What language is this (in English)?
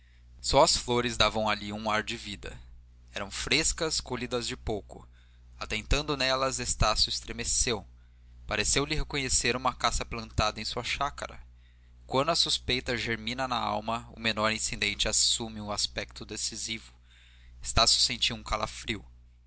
Portuguese